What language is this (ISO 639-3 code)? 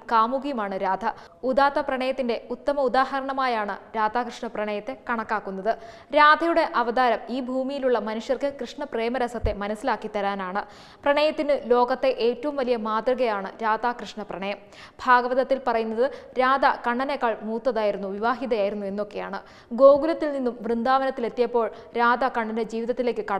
ita